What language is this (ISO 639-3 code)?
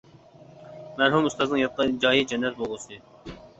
uig